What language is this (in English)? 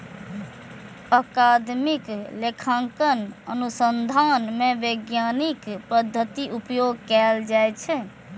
Maithili